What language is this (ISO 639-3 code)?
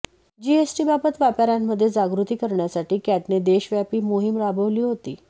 mar